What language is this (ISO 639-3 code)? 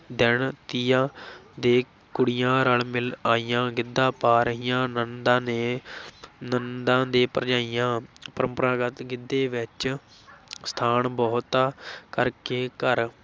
pan